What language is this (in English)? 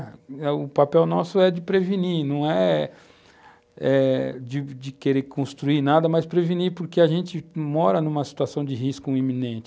Portuguese